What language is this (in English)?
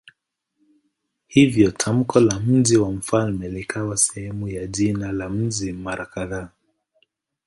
Swahili